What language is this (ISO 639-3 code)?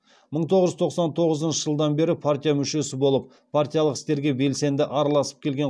kaz